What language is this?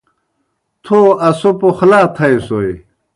Kohistani Shina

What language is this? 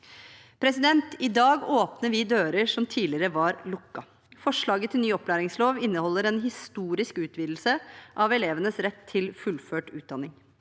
Norwegian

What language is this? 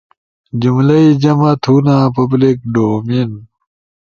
Ushojo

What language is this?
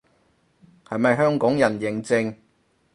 Cantonese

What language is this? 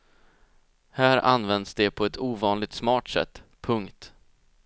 Swedish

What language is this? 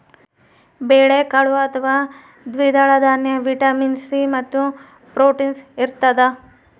Kannada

